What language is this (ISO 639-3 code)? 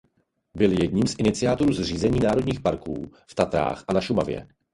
ces